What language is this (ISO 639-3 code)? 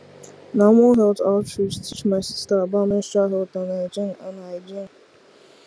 pcm